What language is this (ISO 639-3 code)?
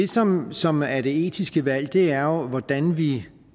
dan